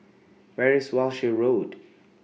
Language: English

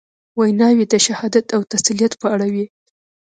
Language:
Pashto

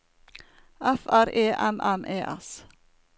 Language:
Norwegian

